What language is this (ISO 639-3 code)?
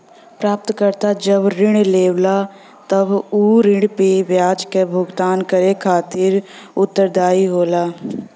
bho